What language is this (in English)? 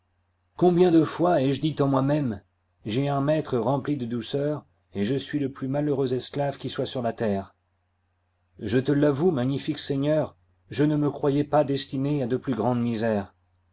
French